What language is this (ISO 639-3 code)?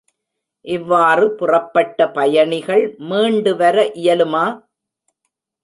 tam